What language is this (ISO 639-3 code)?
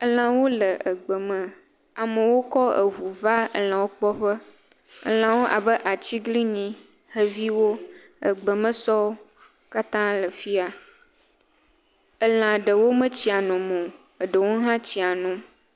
ewe